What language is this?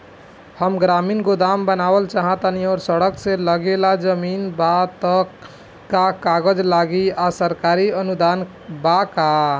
Bhojpuri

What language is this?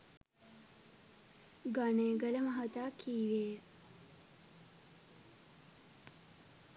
Sinhala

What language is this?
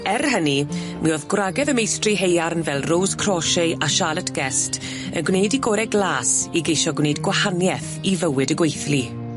Welsh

